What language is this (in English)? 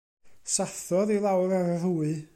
Welsh